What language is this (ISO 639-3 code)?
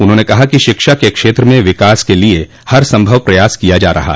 hin